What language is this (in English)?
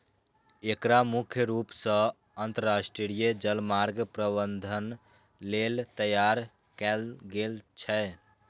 Maithili